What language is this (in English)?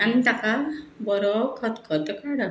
Konkani